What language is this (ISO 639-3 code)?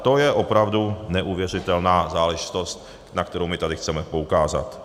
ces